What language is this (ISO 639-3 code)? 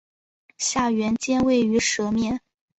zho